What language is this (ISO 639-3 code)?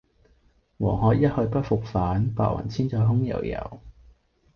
yue